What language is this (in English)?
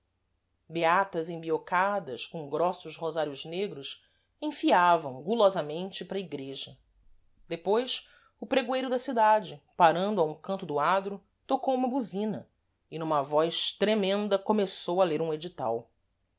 Portuguese